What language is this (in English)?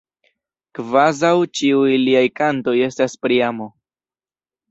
Esperanto